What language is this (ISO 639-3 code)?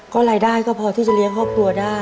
tha